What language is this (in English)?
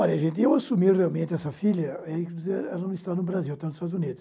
Portuguese